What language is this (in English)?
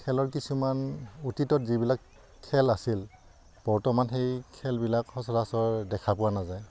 Assamese